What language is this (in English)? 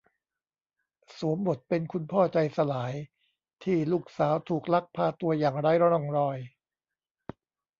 Thai